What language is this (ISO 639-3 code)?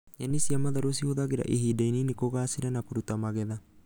kik